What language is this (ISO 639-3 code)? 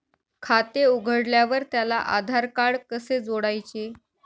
mar